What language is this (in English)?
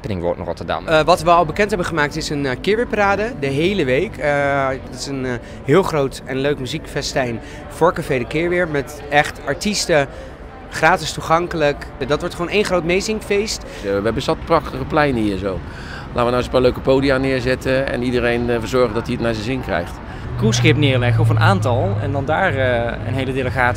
Dutch